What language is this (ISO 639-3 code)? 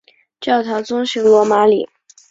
zho